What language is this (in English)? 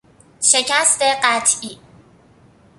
Persian